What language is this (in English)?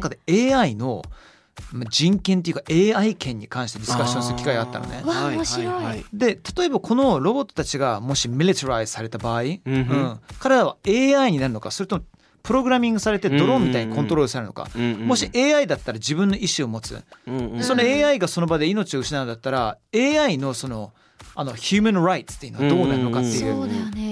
Japanese